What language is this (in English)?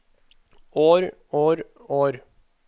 Norwegian